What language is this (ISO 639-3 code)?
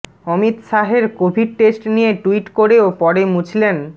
ben